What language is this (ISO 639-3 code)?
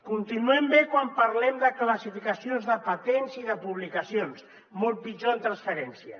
cat